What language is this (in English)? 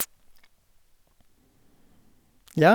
Norwegian